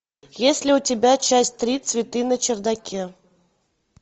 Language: Russian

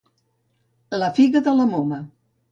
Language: Catalan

